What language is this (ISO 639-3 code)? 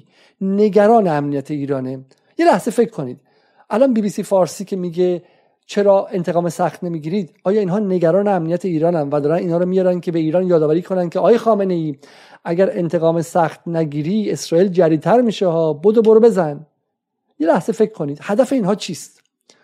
fas